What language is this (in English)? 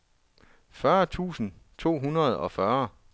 Danish